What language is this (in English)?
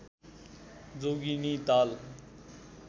Nepali